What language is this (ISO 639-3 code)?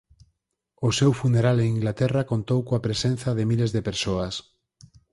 glg